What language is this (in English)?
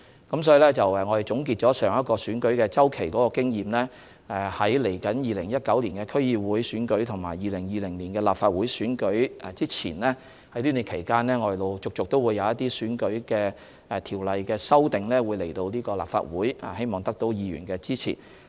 Cantonese